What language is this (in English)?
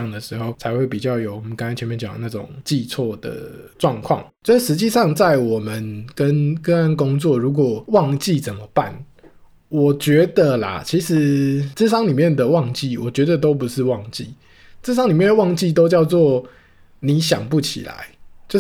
Chinese